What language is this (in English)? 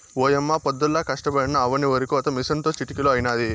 Telugu